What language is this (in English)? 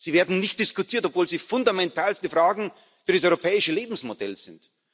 German